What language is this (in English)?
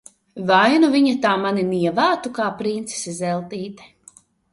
Latvian